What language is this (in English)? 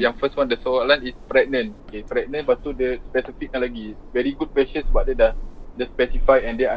Malay